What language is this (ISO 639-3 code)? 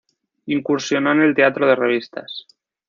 spa